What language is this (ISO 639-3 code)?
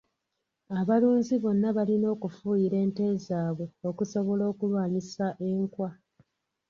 lug